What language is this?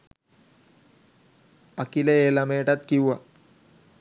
Sinhala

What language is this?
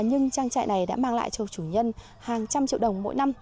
Vietnamese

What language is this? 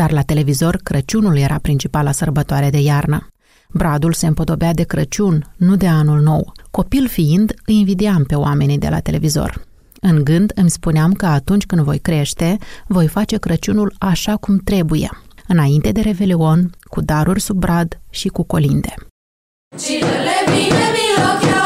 Romanian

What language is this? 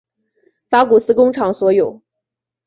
Chinese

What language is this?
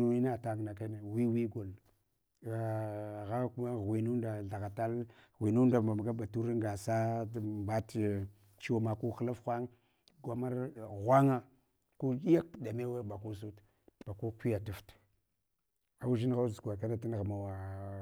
Hwana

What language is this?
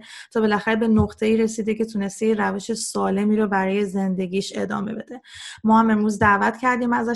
Persian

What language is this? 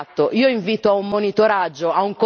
Italian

